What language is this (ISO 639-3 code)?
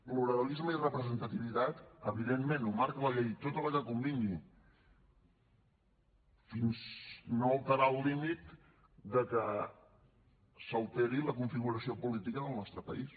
cat